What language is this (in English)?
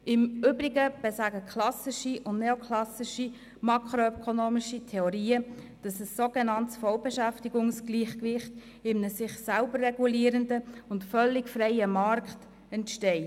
Swiss German